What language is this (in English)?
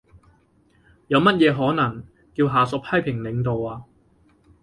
Cantonese